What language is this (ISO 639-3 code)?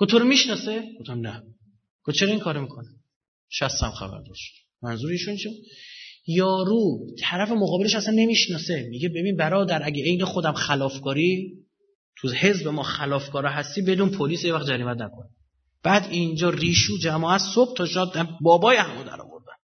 fas